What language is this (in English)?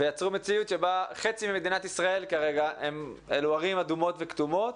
Hebrew